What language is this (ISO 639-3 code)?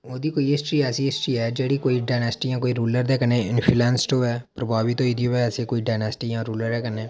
doi